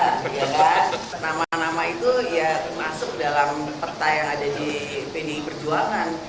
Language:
Indonesian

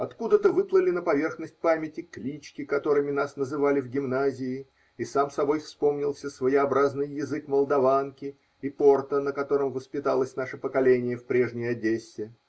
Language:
Russian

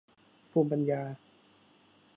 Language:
Thai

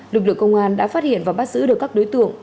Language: Vietnamese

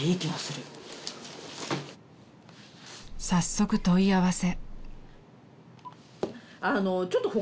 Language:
Japanese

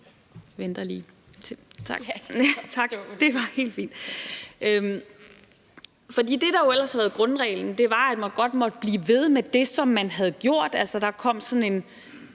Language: Danish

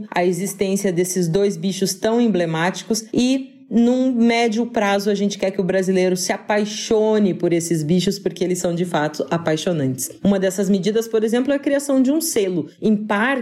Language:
Portuguese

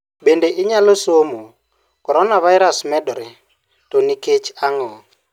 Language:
Luo (Kenya and Tanzania)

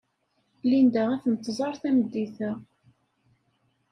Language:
Kabyle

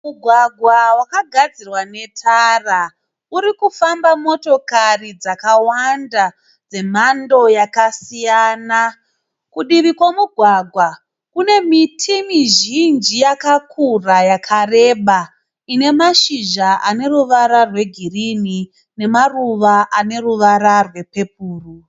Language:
Shona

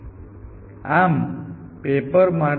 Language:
Gujarati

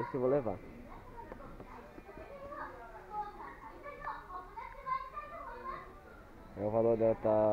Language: Portuguese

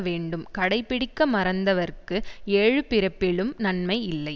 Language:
Tamil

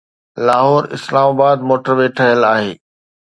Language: Sindhi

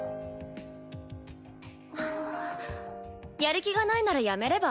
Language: Japanese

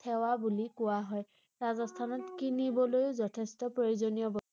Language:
Assamese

